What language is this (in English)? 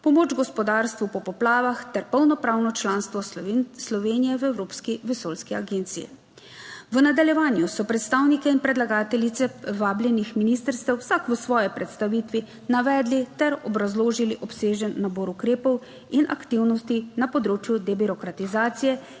Slovenian